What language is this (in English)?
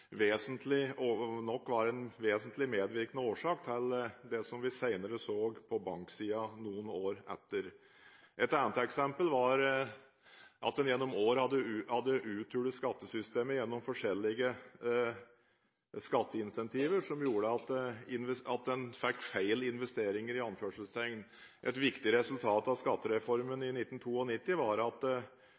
Norwegian Bokmål